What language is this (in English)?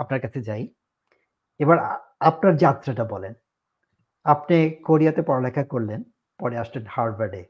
Bangla